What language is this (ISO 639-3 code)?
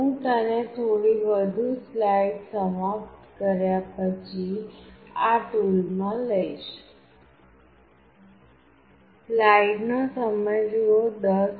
guj